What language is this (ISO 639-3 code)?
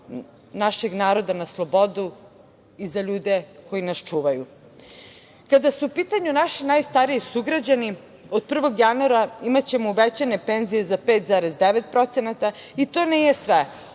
srp